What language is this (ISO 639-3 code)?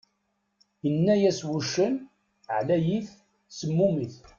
kab